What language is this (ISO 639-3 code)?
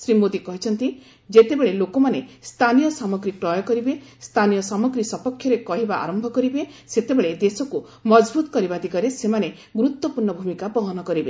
ori